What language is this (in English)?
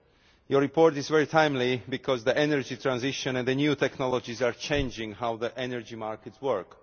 English